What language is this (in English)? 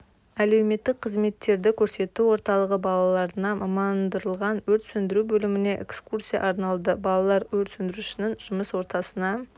Kazakh